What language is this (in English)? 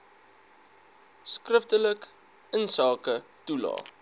Afrikaans